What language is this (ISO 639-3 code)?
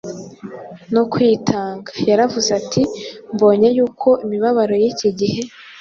kin